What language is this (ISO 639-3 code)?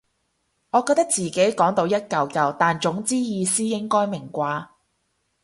yue